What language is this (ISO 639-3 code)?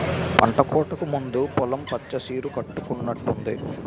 tel